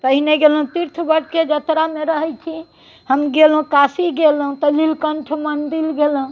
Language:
Maithili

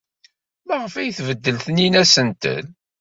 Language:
Kabyle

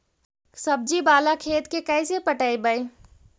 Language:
Magahi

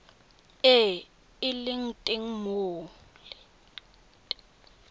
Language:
Tswana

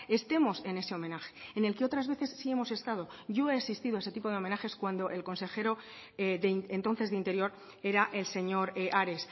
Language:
Spanish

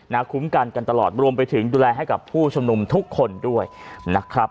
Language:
Thai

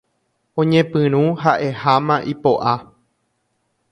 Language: Guarani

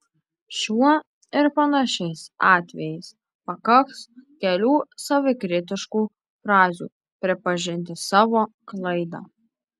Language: Lithuanian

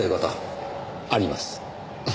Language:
Japanese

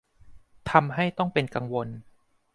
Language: Thai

